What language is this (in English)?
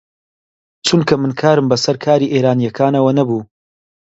Central Kurdish